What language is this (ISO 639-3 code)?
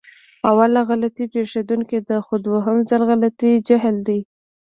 pus